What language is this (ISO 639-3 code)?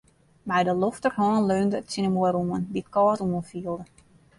fry